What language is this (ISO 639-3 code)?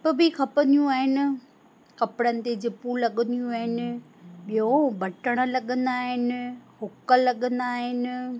snd